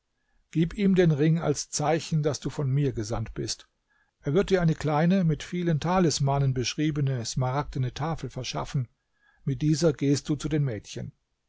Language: German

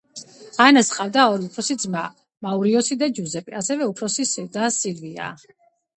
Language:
Georgian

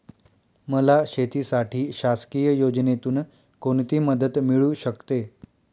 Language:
Marathi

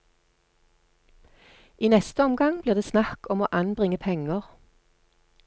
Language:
Norwegian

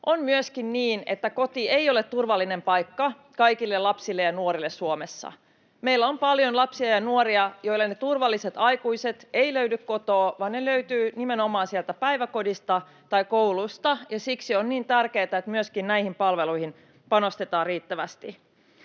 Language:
Finnish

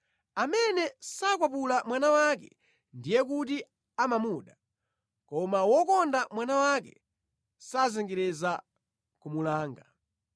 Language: Nyanja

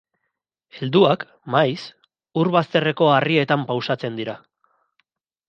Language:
Basque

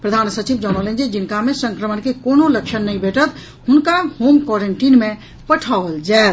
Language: Maithili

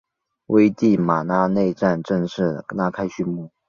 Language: Chinese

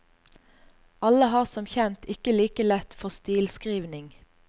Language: Norwegian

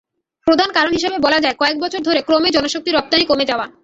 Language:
Bangla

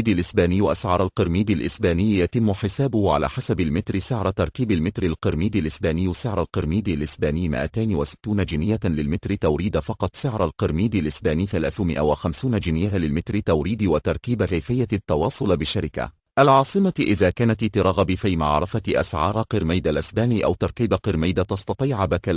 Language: Arabic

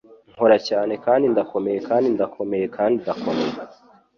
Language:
Kinyarwanda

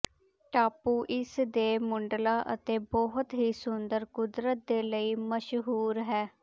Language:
Punjabi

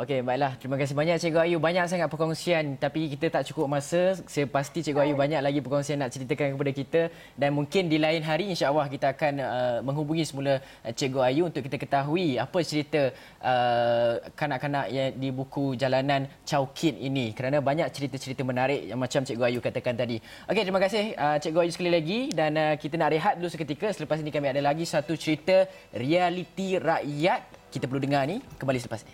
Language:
Malay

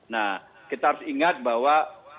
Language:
Indonesian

